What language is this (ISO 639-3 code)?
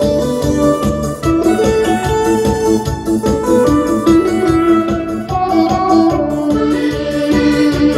kor